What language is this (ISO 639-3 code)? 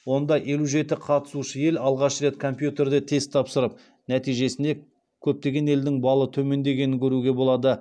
kaz